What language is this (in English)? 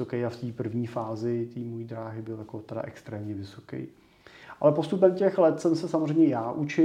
Czech